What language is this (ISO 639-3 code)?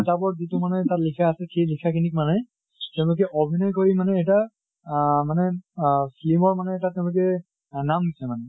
asm